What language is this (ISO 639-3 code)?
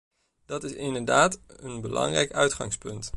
nld